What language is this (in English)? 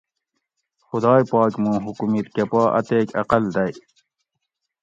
Gawri